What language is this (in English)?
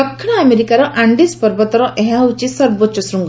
Odia